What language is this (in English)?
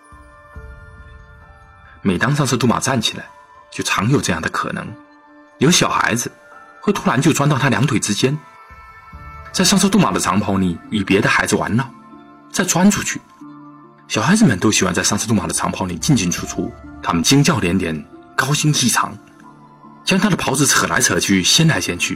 Chinese